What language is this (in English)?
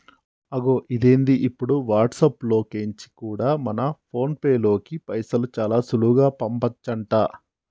Telugu